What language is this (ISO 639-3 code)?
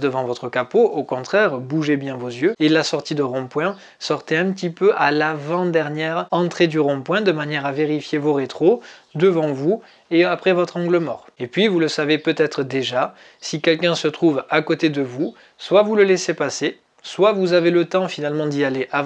fra